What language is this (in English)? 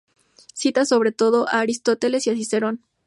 Spanish